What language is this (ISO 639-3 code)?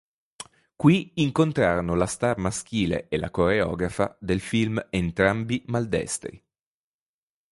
ita